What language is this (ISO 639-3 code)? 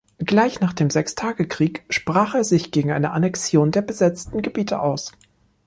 deu